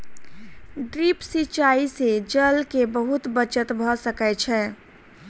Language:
Maithili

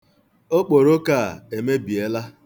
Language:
Igbo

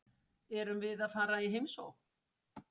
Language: Icelandic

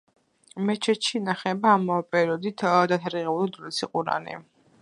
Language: Georgian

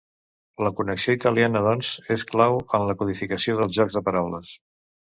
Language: Catalan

